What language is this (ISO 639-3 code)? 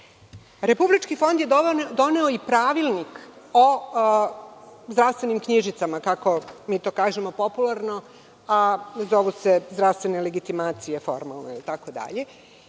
srp